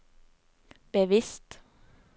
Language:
Norwegian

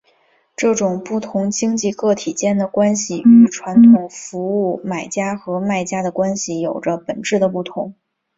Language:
Chinese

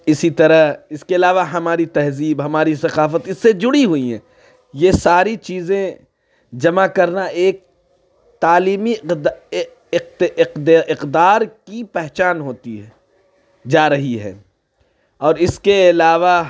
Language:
Urdu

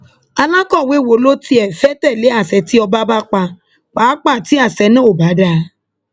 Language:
Yoruba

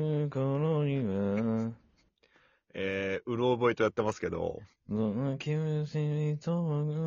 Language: Japanese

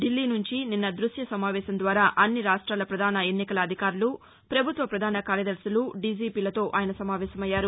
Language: Telugu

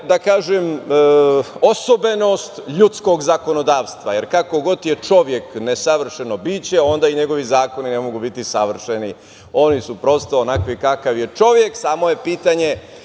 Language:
Serbian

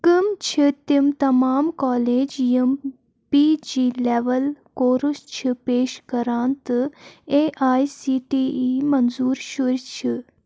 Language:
Kashmiri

